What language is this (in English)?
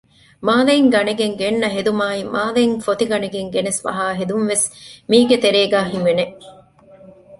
Divehi